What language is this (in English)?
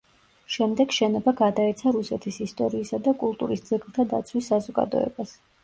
Georgian